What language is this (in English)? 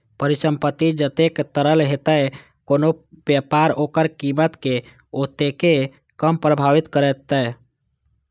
Maithili